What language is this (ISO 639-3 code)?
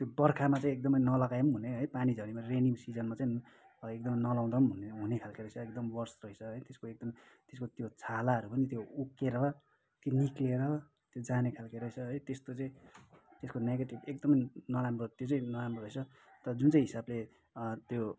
nep